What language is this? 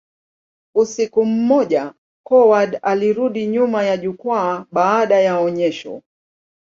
Swahili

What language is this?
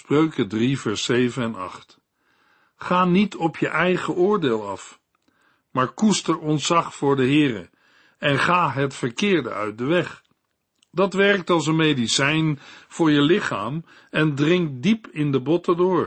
Dutch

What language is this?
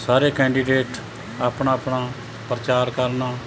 Punjabi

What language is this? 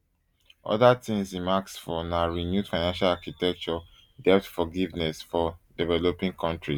Nigerian Pidgin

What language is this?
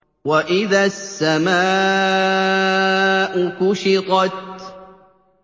Arabic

